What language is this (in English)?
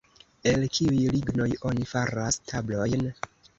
Esperanto